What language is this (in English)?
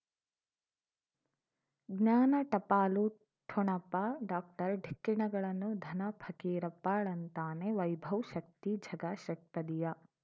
Kannada